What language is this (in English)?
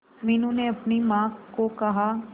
Hindi